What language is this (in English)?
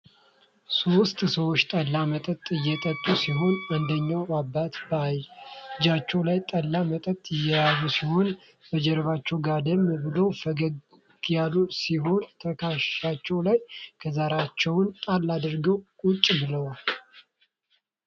Amharic